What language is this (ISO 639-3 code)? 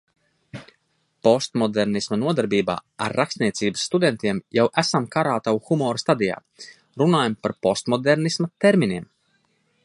lav